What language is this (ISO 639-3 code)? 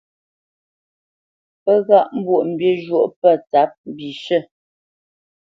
bce